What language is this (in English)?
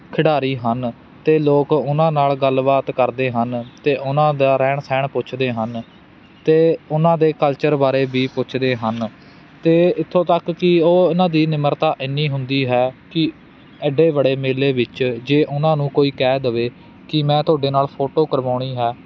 Punjabi